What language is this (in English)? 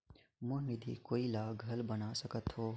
Chhattisgarhi